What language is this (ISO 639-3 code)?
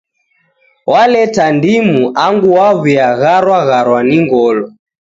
dav